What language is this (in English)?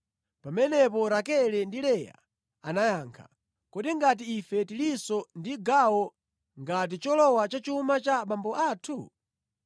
Nyanja